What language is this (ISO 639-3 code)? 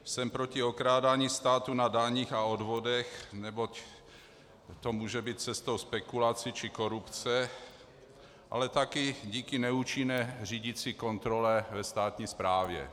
ces